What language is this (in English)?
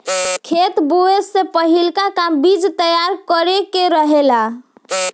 Bhojpuri